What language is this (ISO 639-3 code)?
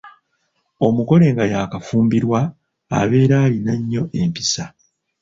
lug